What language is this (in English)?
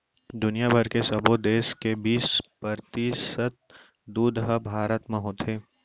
Chhattisgarhi